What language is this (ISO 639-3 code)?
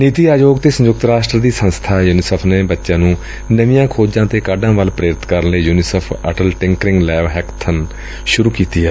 pan